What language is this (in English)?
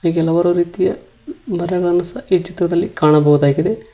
Kannada